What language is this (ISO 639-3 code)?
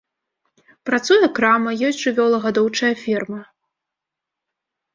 bel